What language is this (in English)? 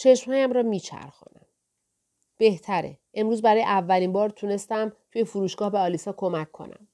Persian